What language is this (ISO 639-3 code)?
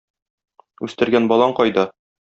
tat